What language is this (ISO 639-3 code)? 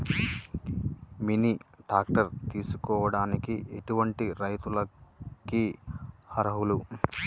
tel